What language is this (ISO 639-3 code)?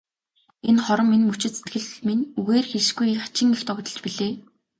mon